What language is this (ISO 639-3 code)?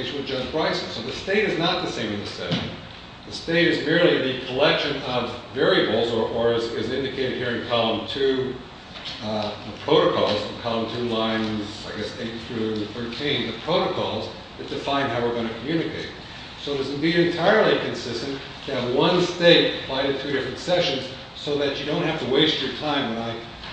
eng